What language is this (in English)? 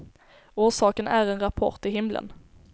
Swedish